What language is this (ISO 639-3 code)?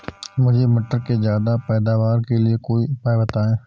hin